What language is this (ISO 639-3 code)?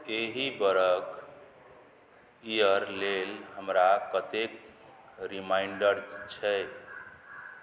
mai